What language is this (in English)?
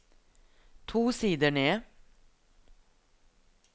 Norwegian